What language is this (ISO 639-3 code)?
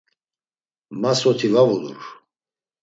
lzz